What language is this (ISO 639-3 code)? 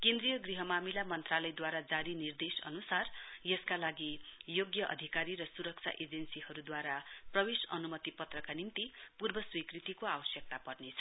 nep